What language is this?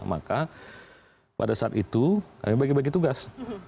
Indonesian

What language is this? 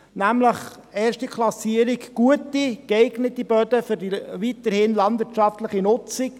Swiss German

